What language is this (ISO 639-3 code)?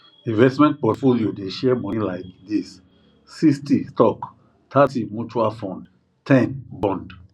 pcm